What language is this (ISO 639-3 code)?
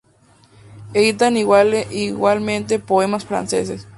spa